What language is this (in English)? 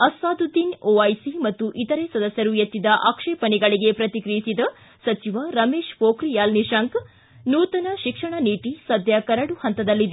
Kannada